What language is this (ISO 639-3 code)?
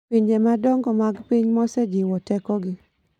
luo